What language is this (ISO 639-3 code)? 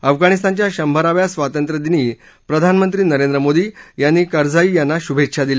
mar